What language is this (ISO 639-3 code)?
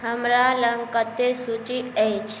mai